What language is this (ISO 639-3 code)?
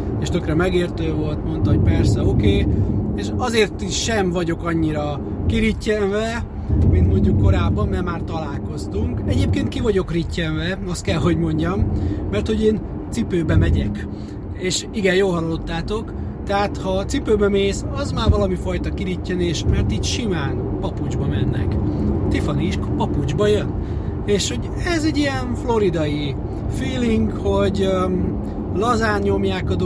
hun